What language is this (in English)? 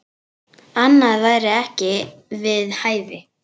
Icelandic